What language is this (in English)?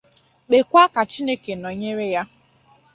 Igbo